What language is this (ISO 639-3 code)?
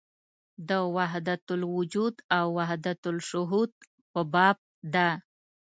pus